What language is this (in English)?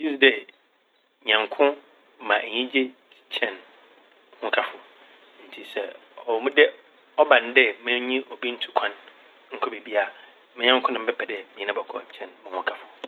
Akan